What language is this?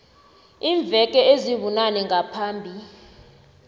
South Ndebele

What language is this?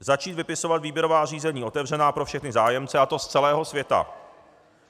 Czech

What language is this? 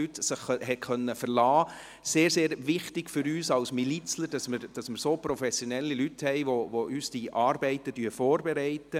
Swiss German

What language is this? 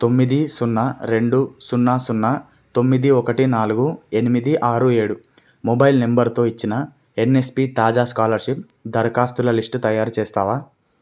Telugu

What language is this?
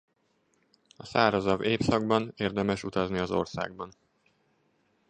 Hungarian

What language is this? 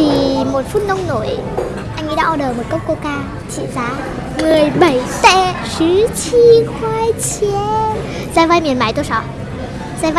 Vietnamese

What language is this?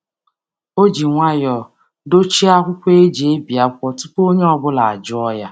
Igbo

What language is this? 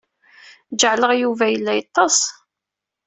Kabyle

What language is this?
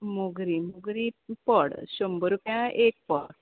Konkani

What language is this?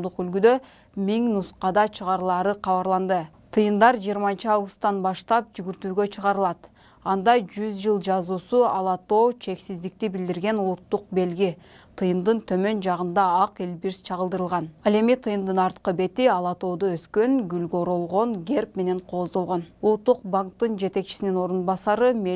Russian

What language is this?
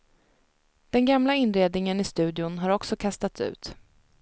Swedish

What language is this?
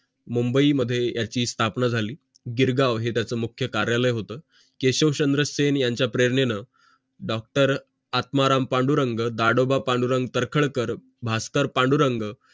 Marathi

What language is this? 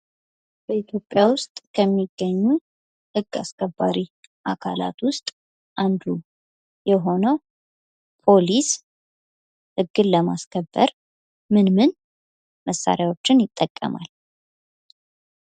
Amharic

